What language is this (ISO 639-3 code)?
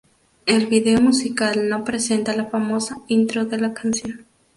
spa